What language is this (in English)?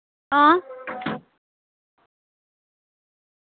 Dogri